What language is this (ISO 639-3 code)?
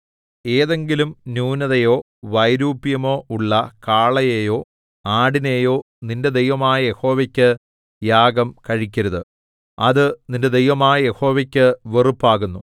mal